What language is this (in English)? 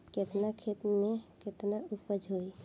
Bhojpuri